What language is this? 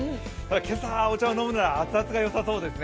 Japanese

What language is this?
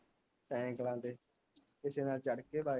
Punjabi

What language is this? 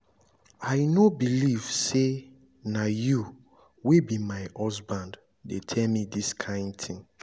Nigerian Pidgin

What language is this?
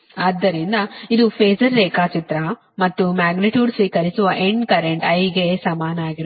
Kannada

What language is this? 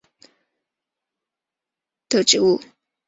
Chinese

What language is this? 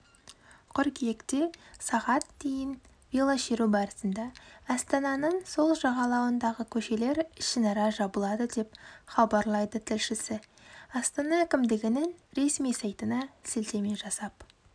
Kazakh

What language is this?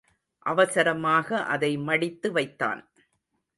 Tamil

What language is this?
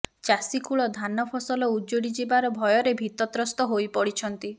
Odia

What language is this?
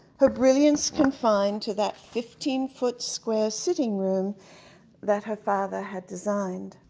English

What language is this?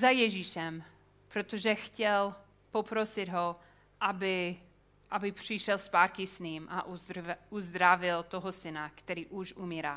Czech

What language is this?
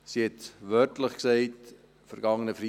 Swiss German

